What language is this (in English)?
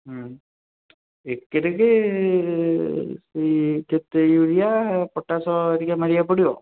Odia